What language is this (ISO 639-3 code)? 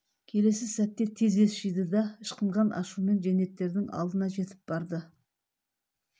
kaz